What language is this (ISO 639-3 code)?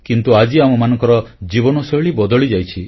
ori